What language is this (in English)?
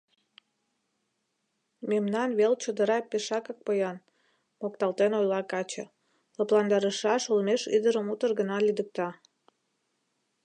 Mari